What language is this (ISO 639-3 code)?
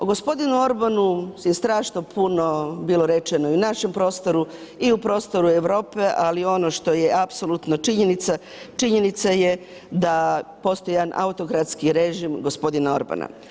hrv